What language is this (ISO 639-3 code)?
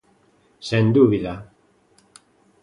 glg